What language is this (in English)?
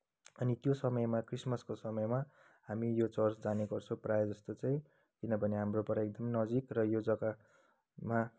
Nepali